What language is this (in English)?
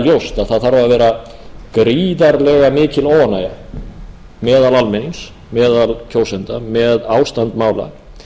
Icelandic